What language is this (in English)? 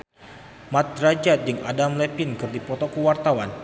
Sundanese